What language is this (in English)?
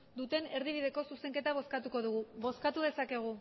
Basque